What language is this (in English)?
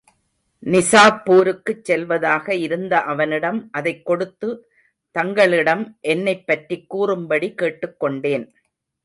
Tamil